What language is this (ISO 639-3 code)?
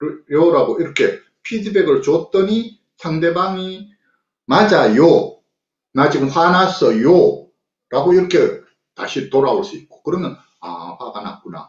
kor